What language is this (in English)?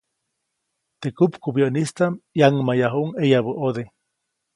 Copainalá Zoque